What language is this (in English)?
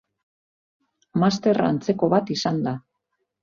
Basque